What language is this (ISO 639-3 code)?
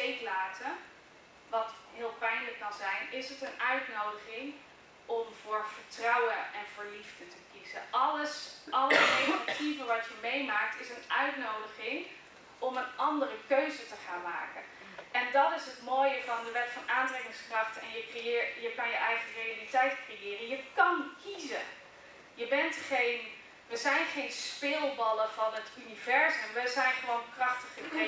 nld